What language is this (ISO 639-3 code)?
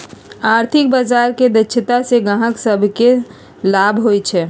mag